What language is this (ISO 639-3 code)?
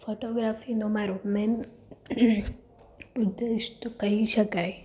guj